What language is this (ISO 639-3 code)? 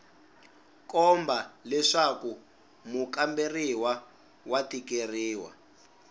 tso